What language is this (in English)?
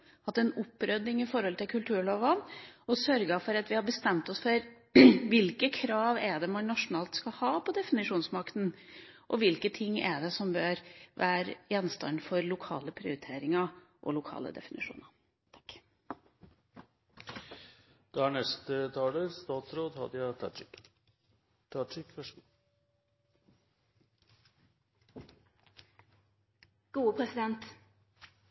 Norwegian